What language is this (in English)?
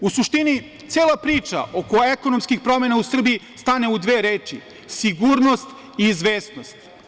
Serbian